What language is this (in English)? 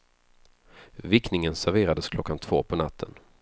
Swedish